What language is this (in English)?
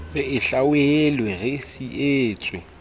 Southern Sotho